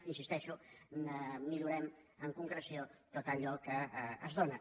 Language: Catalan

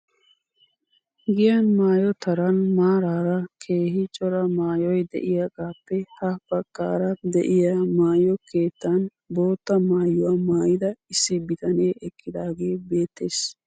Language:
Wolaytta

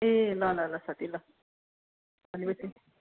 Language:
Nepali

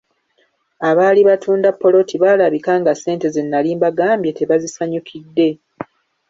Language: Ganda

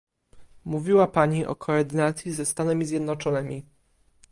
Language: Polish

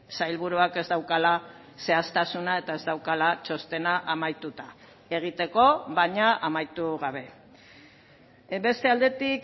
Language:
Basque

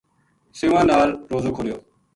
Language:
Gujari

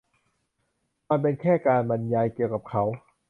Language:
Thai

